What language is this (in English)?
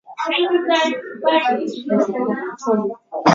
Swahili